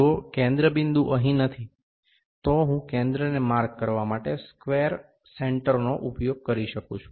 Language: Gujarati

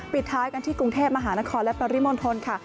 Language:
Thai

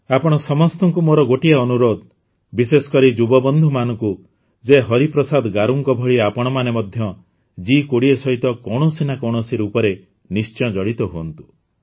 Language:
Odia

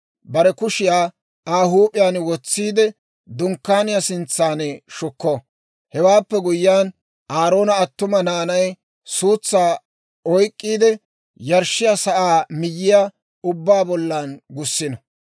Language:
Dawro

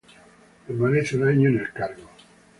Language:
Spanish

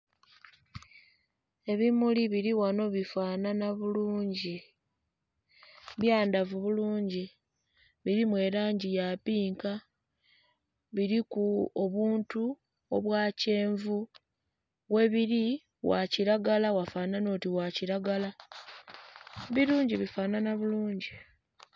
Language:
Soga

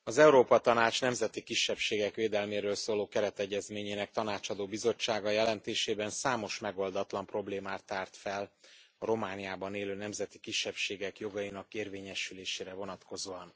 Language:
Hungarian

